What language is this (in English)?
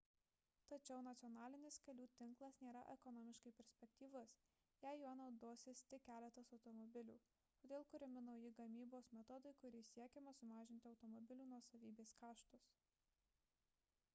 Lithuanian